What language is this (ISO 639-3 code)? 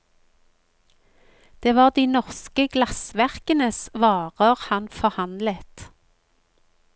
nor